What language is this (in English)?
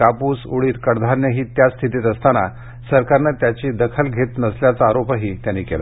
Marathi